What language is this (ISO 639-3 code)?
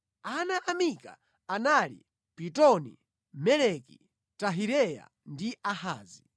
nya